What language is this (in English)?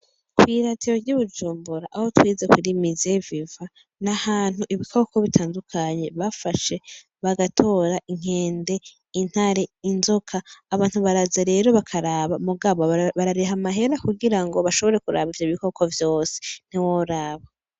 Rundi